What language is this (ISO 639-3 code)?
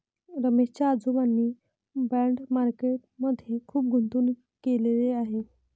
mar